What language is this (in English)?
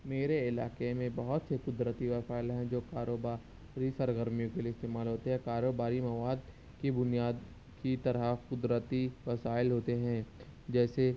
Urdu